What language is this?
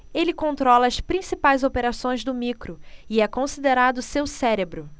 Portuguese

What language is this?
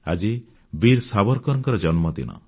Odia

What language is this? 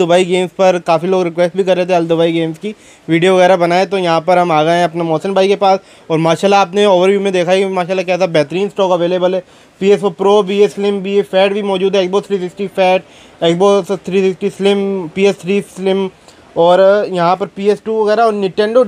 Hindi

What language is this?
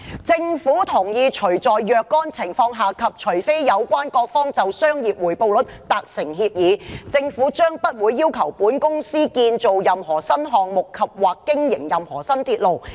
Cantonese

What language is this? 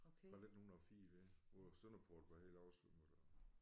Danish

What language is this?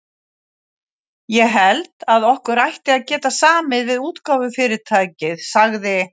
Icelandic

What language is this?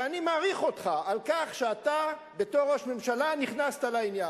Hebrew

